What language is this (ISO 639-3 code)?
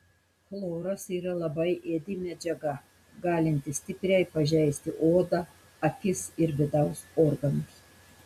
lit